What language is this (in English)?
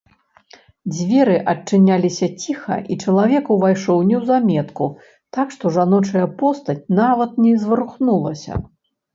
Belarusian